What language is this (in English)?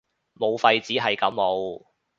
Cantonese